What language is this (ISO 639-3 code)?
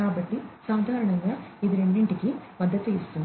tel